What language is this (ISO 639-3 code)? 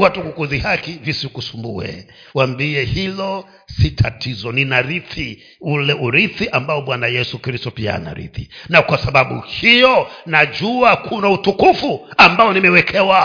swa